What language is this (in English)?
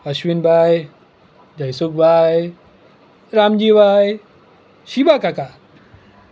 Gujarati